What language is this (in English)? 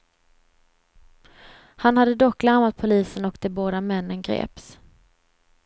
Swedish